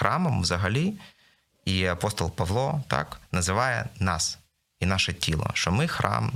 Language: Ukrainian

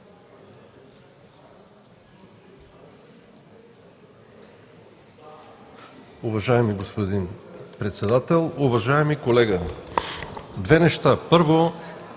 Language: Bulgarian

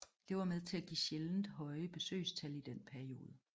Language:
Danish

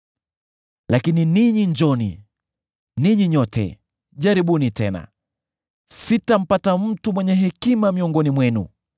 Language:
Swahili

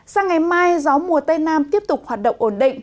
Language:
Vietnamese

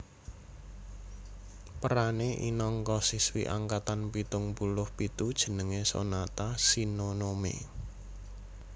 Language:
Javanese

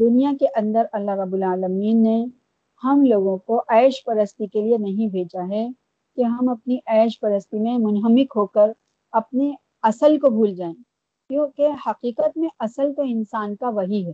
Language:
Urdu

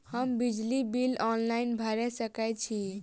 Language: Maithili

